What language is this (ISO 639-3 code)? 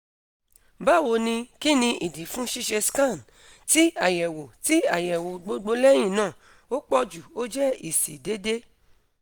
yor